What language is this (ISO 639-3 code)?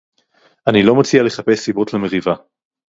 heb